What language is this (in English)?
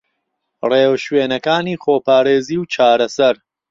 Central Kurdish